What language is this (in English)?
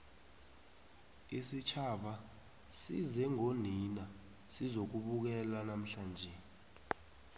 South Ndebele